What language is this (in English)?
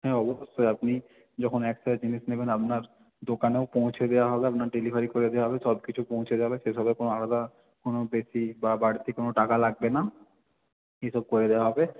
Bangla